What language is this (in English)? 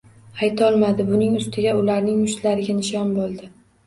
Uzbek